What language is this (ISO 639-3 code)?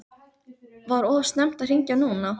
isl